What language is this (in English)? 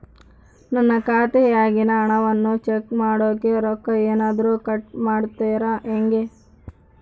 Kannada